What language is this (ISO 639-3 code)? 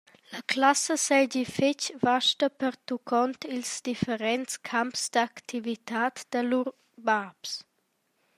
roh